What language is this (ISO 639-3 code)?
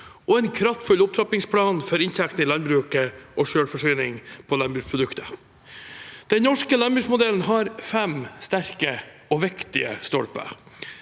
nor